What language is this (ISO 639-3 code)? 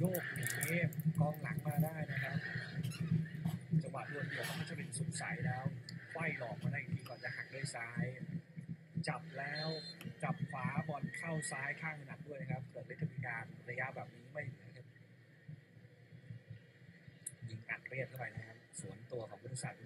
tha